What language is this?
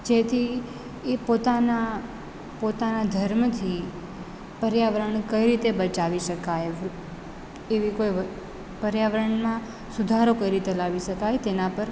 Gujarati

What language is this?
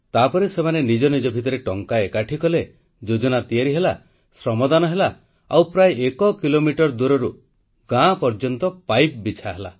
Odia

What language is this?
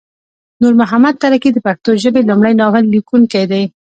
Pashto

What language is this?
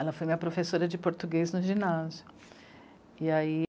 Portuguese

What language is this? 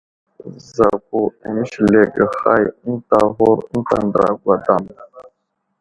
Wuzlam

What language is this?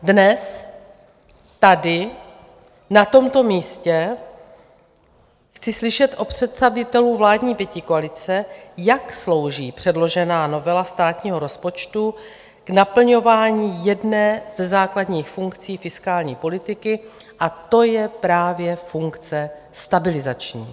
Czech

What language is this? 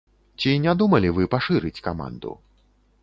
Belarusian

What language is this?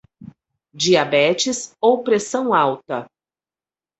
Portuguese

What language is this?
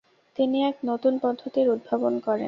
Bangla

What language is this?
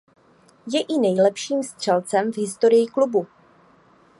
Czech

